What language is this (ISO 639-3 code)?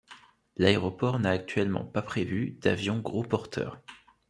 fra